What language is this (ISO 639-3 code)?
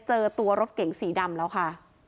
tha